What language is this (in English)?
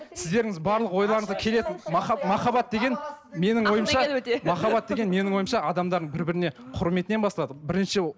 Kazakh